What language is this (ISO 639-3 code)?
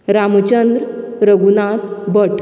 kok